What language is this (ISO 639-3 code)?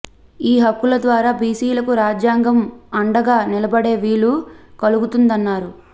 tel